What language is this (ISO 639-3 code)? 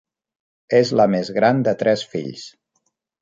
cat